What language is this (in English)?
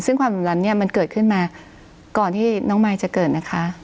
Thai